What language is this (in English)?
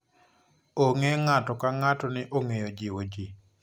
Luo (Kenya and Tanzania)